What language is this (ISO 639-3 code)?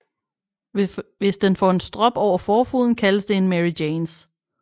dan